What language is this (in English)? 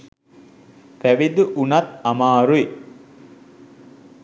Sinhala